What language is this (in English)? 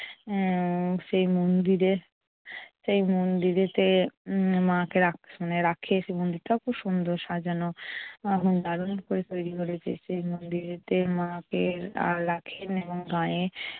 Bangla